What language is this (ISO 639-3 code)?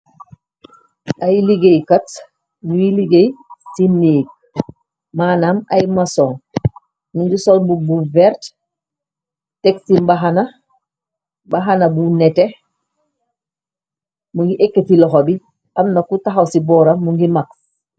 wol